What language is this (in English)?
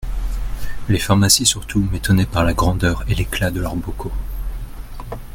French